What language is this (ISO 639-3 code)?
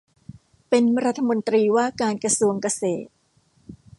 tha